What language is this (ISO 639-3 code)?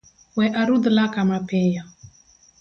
luo